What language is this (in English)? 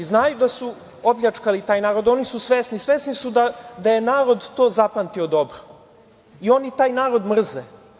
Serbian